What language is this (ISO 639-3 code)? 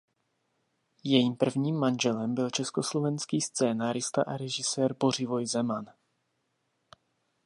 ces